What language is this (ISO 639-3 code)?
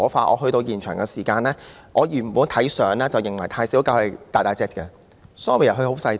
yue